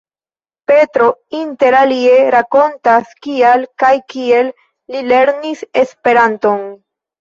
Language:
Esperanto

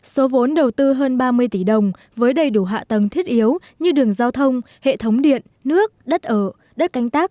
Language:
Vietnamese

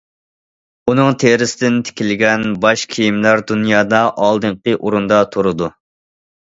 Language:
Uyghur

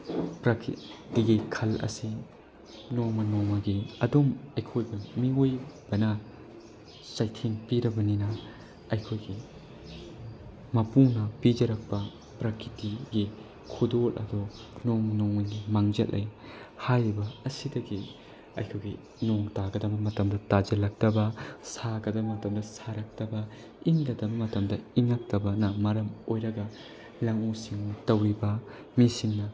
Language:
Manipuri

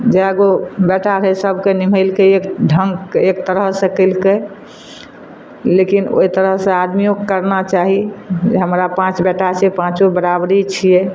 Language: Maithili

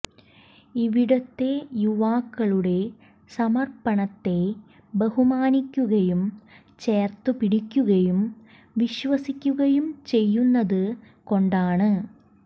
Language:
Malayalam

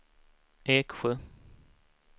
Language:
Swedish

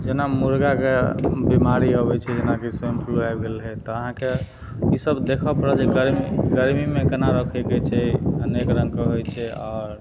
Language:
Maithili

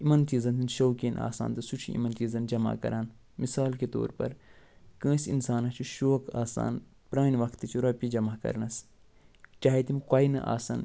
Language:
Kashmiri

